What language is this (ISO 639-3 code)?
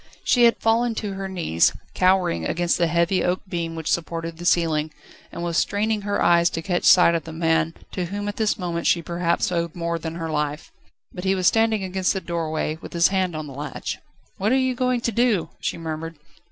eng